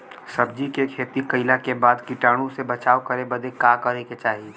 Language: Bhojpuri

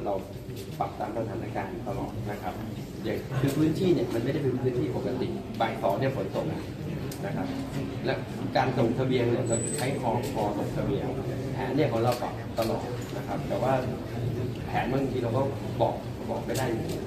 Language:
Thai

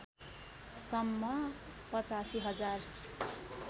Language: Nepali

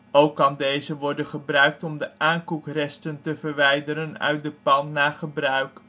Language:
Dutch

